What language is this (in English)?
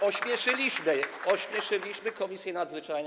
Polish